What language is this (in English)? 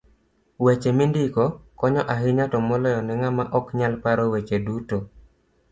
Luo (Kenya and Tanzania)